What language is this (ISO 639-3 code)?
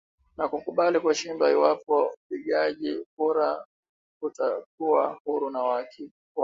swa